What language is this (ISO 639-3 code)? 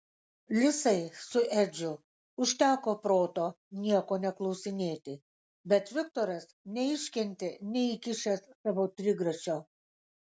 lit